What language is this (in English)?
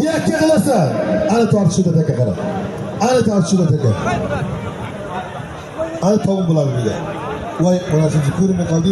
Arabic